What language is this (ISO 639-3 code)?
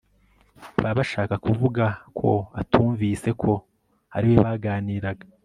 kin